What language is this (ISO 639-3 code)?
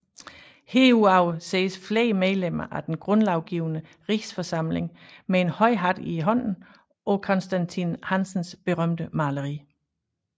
dan